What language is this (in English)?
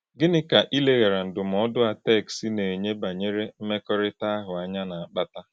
Igbo